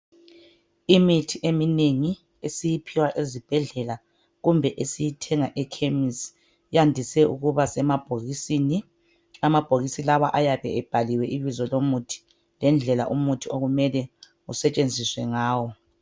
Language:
North Ndebele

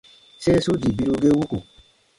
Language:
Baatonum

